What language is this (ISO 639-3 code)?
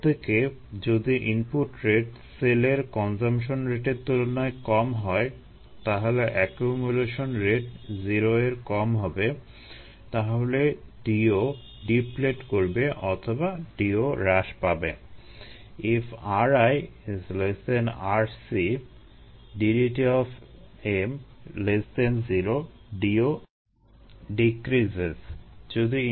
ben